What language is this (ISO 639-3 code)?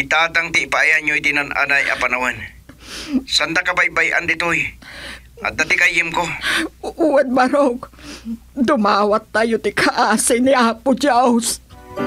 fil